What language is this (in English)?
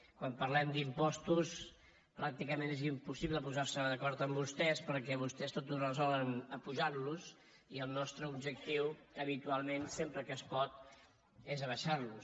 Catalan